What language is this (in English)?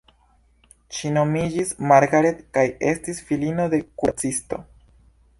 Esperanto